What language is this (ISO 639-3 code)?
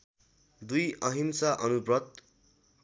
nep